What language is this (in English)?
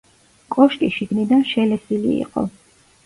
Georgian